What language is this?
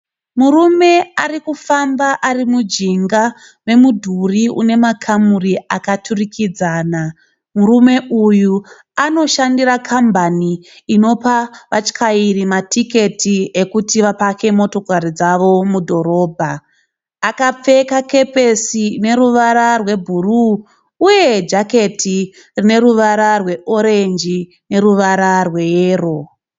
Shona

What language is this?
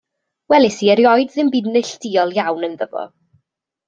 Welsh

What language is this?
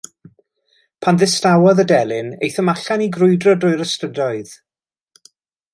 Welsh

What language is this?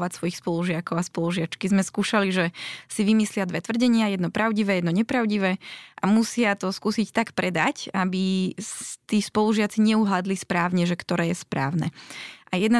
Slovak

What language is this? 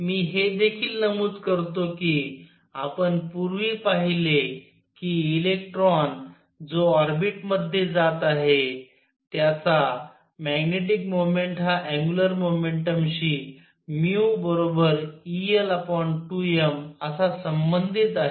Marathi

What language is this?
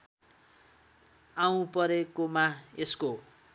Nepali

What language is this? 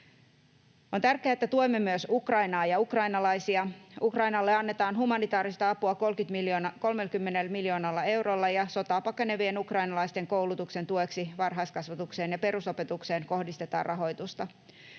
Finnish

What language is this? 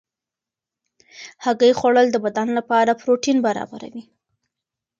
Pashto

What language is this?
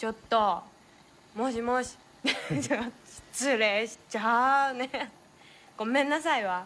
Japanese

